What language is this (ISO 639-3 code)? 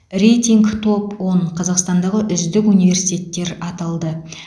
kaz